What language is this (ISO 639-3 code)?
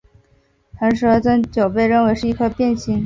zho